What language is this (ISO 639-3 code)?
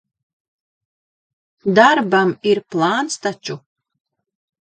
lav